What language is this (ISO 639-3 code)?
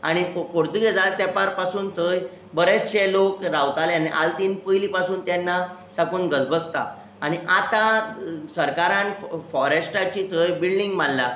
kok